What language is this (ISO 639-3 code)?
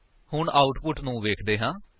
pan